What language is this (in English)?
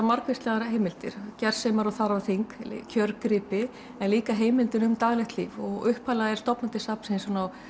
Icelandic